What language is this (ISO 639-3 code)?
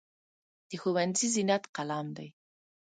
pus